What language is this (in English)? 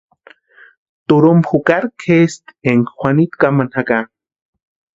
Western Highland Purepecha